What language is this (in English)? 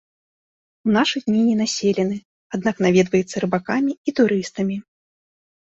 Belarusian